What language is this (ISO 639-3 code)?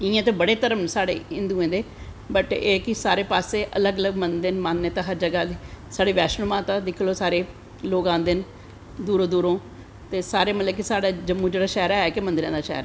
doi